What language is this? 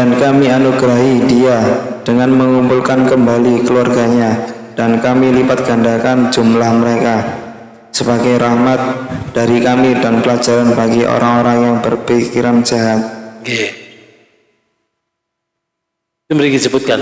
Indonesian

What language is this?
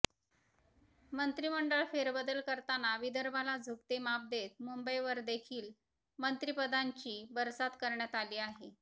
Marathi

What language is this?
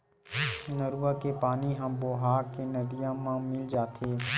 Chhattisgarhi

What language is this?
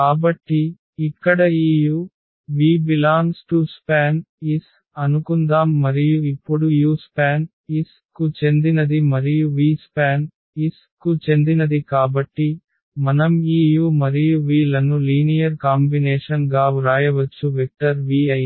Telugu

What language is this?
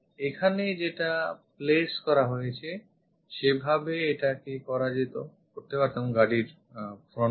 Bangla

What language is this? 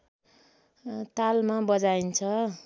Nepali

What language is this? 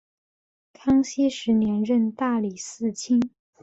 Chinese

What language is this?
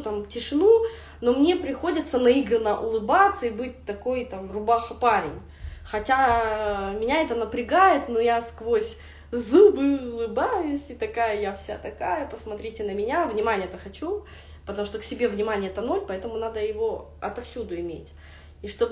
Russian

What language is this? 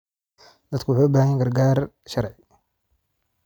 Somali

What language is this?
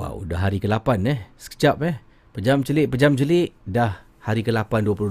Malay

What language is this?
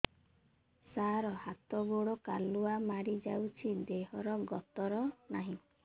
Odia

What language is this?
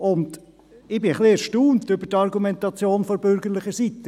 Swiss German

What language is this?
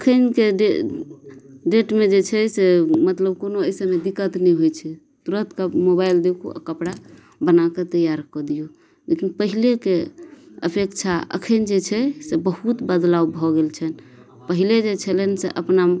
Maithili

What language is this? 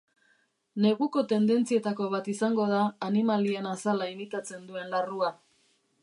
Basque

